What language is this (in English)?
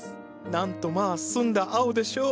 Japanese